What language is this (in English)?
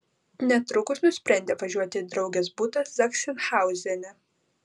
Lithuanian